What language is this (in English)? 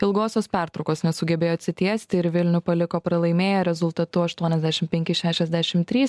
Lithuanian